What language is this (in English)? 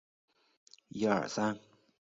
Chinese